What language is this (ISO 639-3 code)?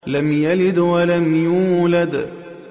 ara